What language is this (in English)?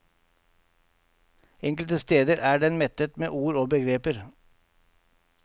Norwegian